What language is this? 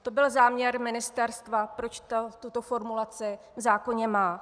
Czech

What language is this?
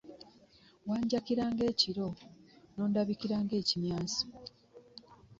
Ganda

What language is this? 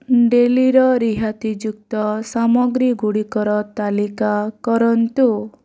Odia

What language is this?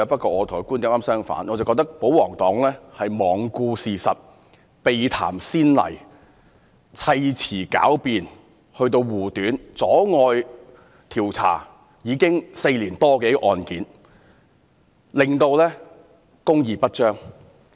Cantonese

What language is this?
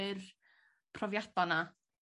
Welsh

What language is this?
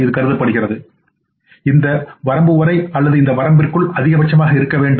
Tamil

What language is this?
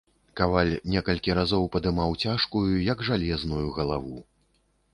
Belarusian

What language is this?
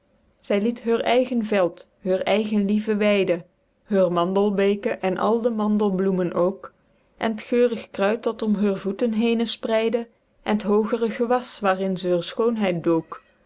Dutch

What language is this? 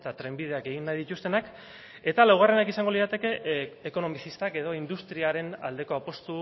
Basque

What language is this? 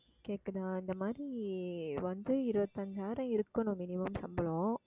Tamil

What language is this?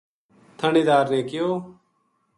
Gujari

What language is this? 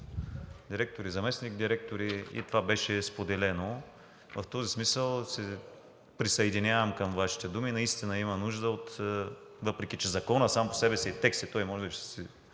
Bulgarian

